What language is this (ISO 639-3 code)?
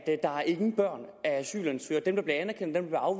dan